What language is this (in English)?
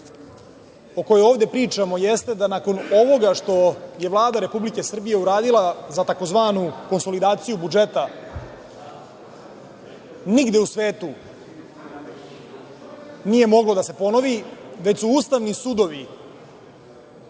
Serbian